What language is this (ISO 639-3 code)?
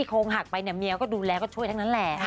tha